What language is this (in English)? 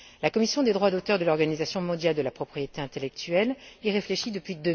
French